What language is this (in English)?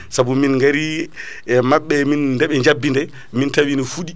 Fula